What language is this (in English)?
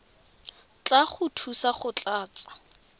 Tswana